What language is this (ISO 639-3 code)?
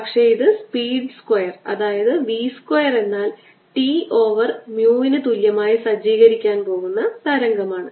mal